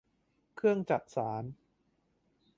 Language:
Thai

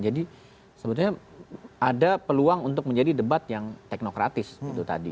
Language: Indonesian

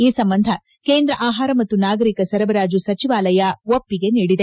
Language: Kannada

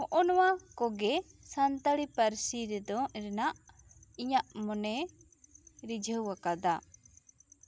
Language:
Santali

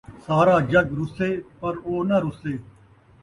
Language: Saraiki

